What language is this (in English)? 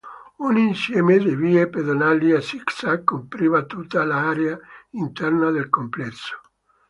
Italian